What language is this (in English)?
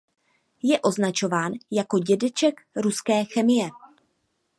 Czech